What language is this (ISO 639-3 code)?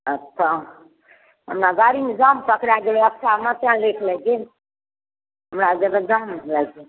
mai